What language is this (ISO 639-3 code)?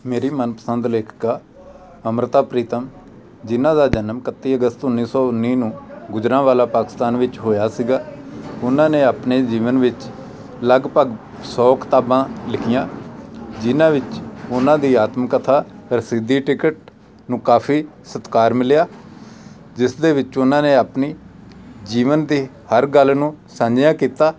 pan